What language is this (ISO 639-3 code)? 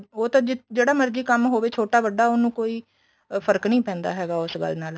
pan